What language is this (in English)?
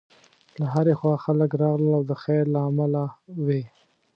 Pashto